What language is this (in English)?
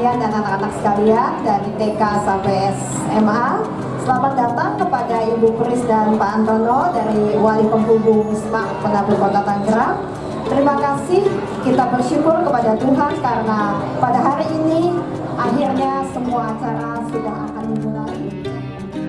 Indonesian